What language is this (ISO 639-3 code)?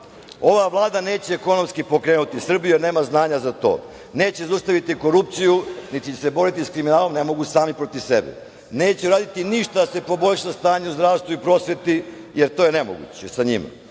srp